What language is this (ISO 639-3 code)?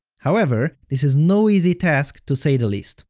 eng